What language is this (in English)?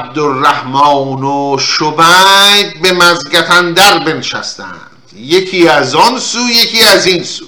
Persian